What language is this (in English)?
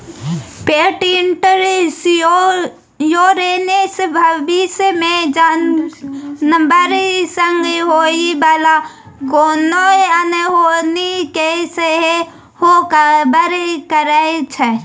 Maithili